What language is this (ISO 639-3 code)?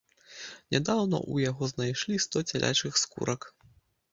bel